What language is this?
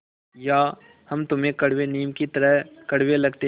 Hindi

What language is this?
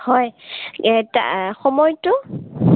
Assamese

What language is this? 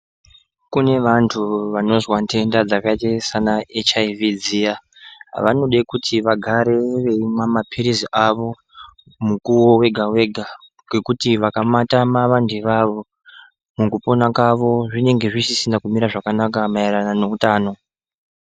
Ndau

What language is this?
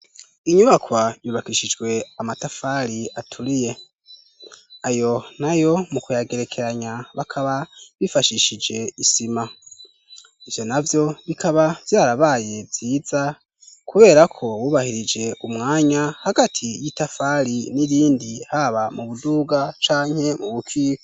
Rundi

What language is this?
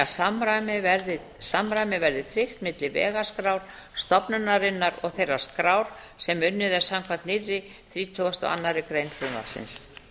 Icelandic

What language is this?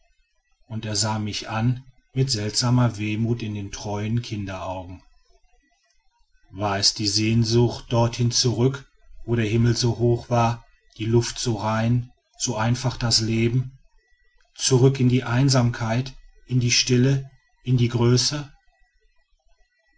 German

